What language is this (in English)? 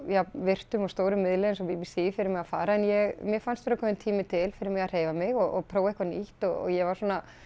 Icelandic